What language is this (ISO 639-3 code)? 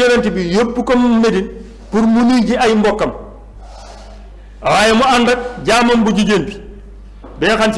tur